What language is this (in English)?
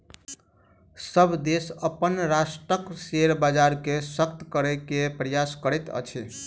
Maithili